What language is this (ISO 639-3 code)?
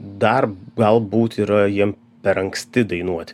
lit